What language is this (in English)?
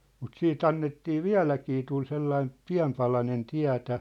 Finnish